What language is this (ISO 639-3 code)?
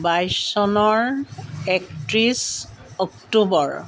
asm